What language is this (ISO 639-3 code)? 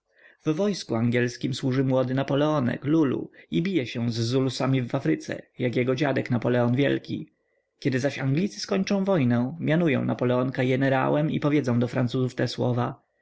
pol